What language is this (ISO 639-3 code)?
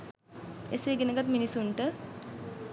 sin